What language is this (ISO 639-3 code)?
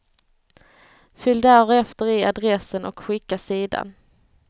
swe